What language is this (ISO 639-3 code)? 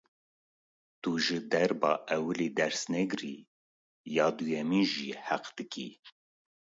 kur